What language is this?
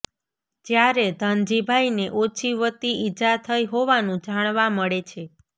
Gujarati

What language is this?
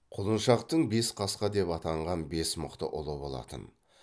Kazakh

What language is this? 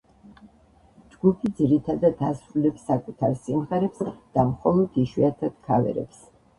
Georgian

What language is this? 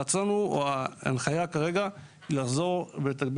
Hebrew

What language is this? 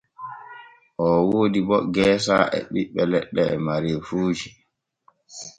Borgu Fulfulde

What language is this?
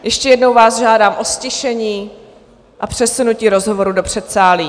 Czech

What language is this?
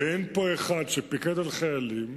Hebrew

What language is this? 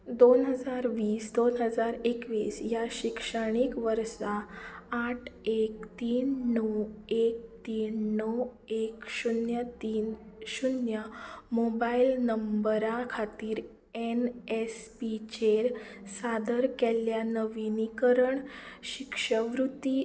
Konkani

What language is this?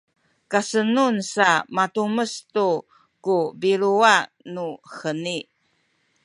Sakizaya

